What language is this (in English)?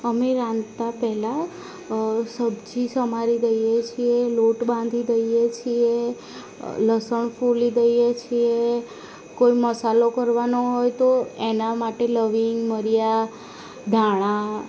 Gujarati